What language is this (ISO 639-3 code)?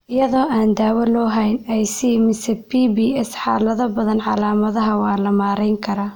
som